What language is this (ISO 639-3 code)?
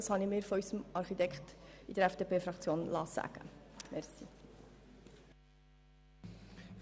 gsw